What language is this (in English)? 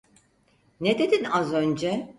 Turkish